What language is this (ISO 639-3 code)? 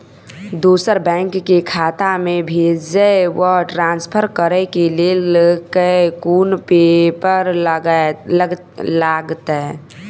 mai